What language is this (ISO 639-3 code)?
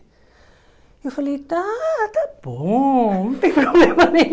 por